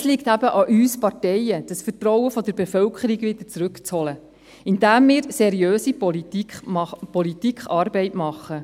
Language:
Swiss German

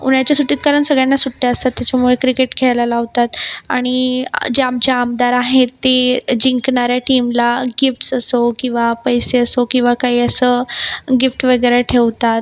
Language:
Marathi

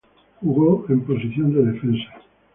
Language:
Spanish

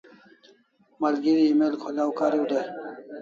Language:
Kalasha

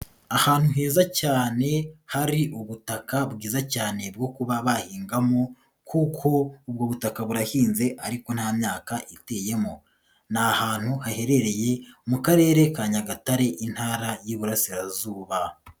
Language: Kinyarwanda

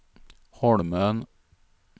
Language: Swedish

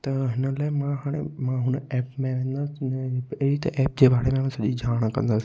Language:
Sindhi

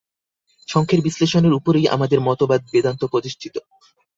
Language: Bangla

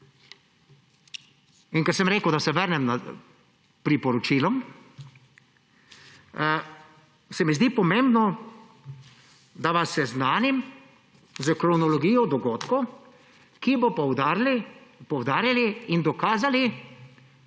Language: Slovenian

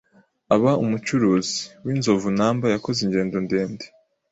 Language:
Kinyarwanda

